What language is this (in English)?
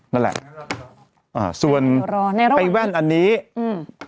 Thai